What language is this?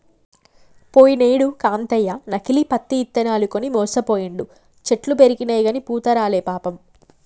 Telugu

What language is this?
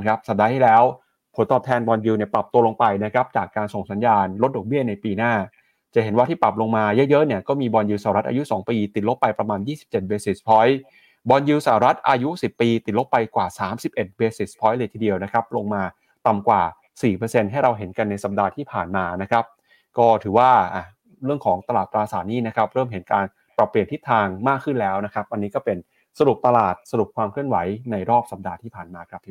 Thai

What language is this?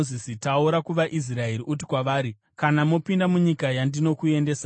Shona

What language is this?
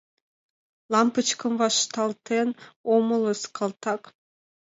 Mari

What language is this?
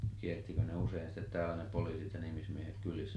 Finnish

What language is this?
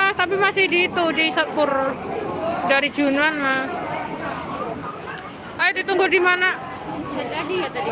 Indonesian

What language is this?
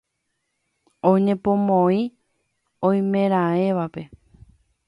Guarani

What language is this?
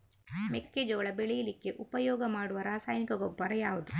Kannada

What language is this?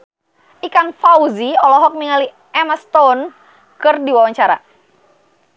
Sundanese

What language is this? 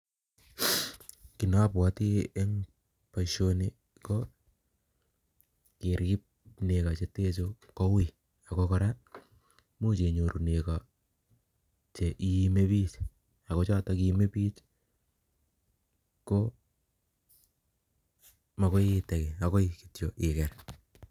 Kalenjin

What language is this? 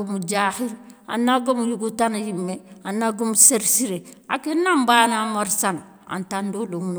Soninke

